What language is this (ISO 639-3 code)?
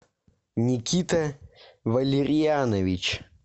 rus